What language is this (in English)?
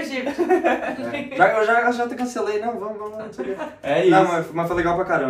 Portuguese